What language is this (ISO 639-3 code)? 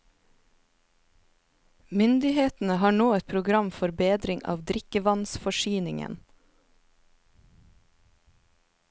nor